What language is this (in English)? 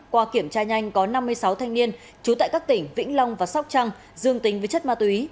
Vietnamese